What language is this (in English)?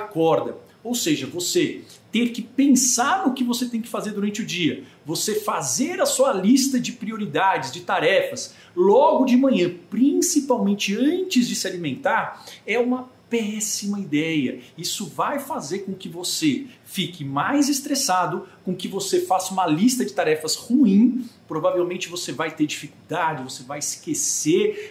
Portuguese